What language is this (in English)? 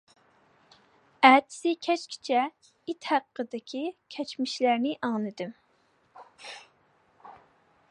Uyghur